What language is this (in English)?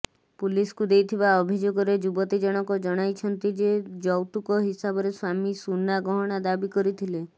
Odia